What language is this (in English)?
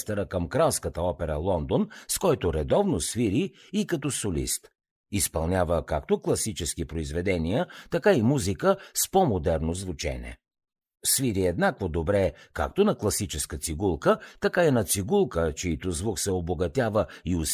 Bulgarian